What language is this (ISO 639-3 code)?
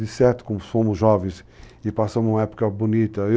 por